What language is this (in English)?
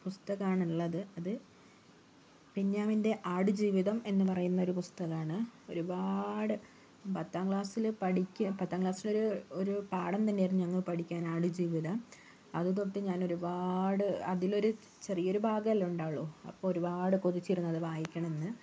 Malayalam